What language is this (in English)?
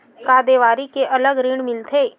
Chhattisgarhi